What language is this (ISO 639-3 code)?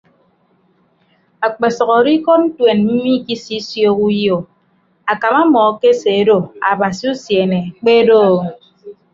ibb